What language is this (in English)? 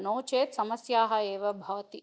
Sanskrit